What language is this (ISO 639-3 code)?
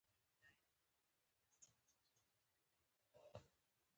pus